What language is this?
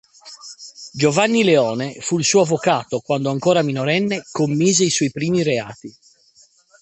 Italian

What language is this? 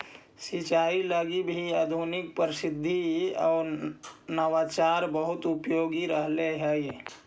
Magahi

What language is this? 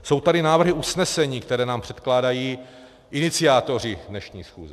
Czech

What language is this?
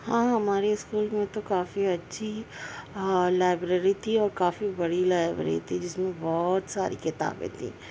Urdu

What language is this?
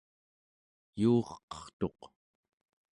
Central Yupik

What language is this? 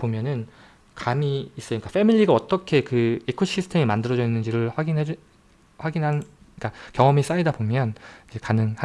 Korean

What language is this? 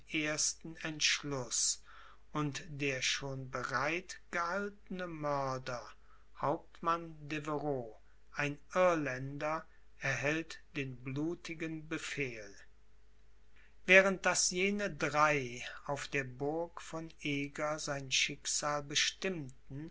German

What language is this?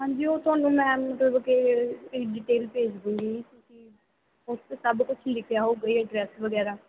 Punjabi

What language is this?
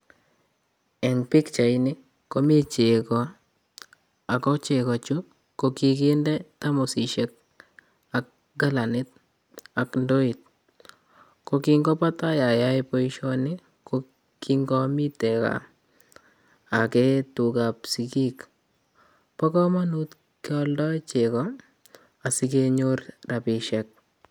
Kalenjin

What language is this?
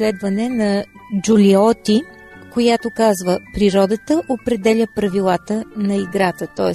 Bulgarian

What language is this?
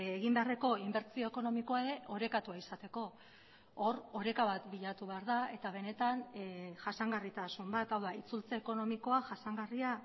Basque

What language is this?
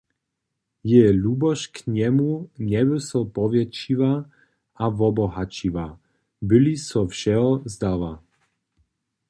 Upper Sorbian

